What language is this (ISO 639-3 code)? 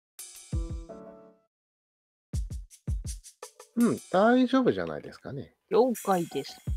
jpn